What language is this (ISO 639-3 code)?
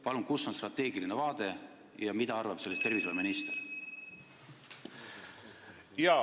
est